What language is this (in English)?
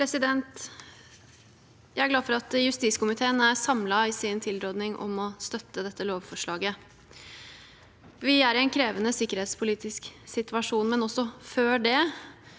Norwegian